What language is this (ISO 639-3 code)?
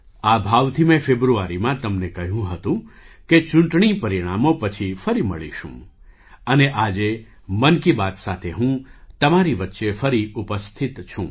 guj